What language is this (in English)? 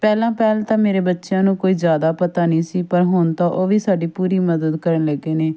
Punjabi